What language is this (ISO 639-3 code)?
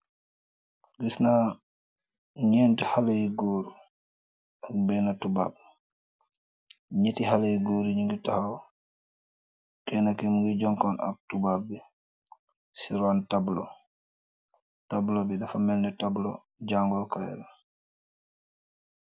wol